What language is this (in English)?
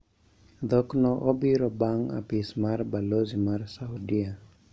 Luo (Kenya and Tanzania)